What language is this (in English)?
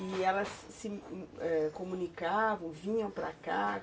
Portuguese